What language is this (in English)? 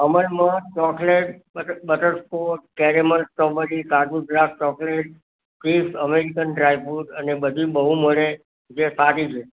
Gujarati